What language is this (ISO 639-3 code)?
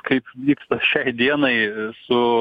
lit